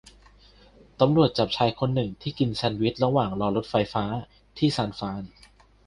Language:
Thai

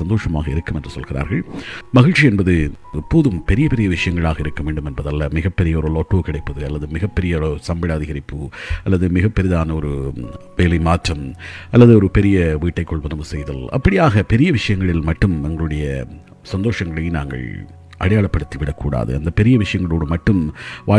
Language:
Tamil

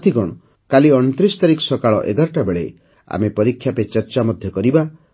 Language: Odia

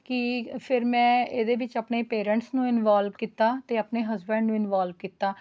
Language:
Punjabi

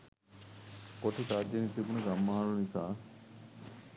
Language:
Sinhala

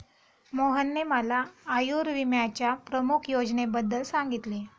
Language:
Marathi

